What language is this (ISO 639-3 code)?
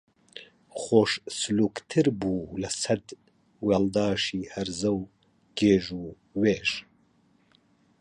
ckb